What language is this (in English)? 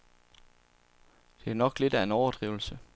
Danish